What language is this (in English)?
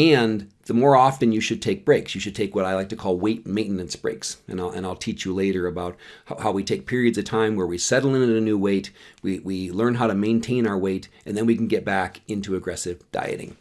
English